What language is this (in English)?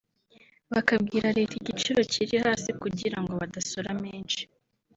Kinyarwanda